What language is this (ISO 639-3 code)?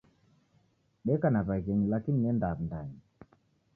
dav